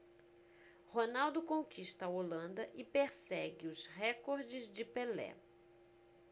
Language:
Portuguese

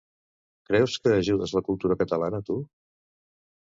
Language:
Catalan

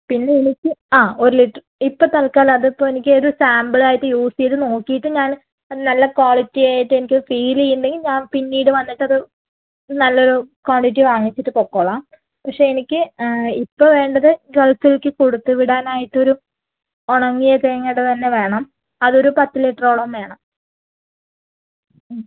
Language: Malayalam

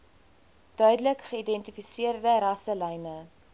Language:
Afrikaans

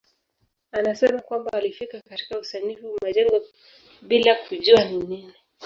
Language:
Swahili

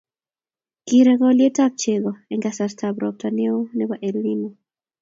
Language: Kalenjin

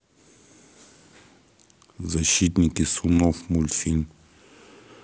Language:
Russian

